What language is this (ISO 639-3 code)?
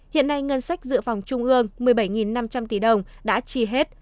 vie